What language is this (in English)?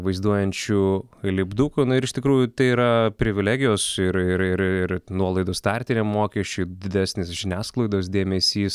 Lithuanian